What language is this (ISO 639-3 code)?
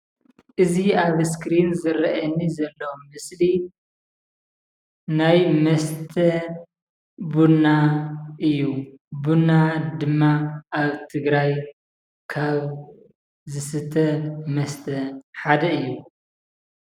tir